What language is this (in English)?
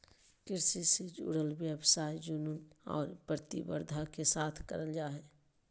Magahi